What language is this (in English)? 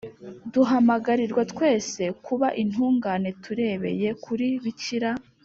Kinyarwanda